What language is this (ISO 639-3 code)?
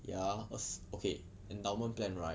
eng